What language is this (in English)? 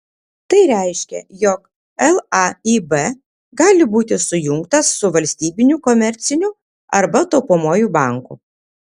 Lithuanian